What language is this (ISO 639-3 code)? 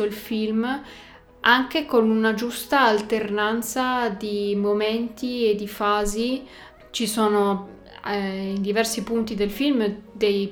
ita